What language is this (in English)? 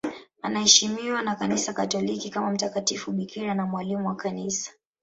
Swahili